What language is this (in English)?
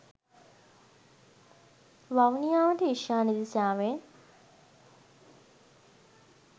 Sinhala